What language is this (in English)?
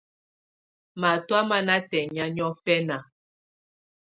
Tunen